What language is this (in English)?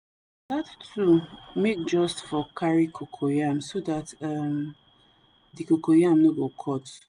Nigerian Pidgin